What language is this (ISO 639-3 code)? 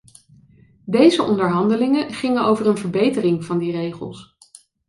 nld